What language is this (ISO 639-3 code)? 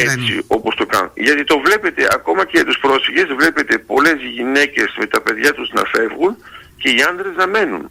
ell